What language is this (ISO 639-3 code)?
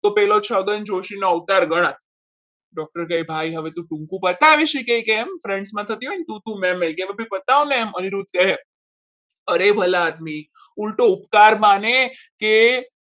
guj